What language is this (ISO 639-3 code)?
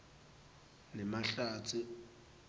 ssw